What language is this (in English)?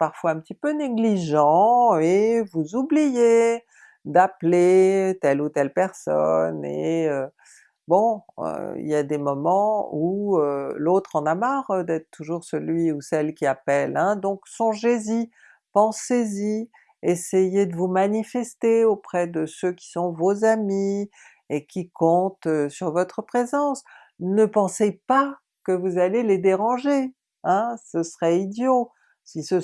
French